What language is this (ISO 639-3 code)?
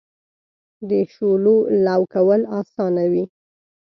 pus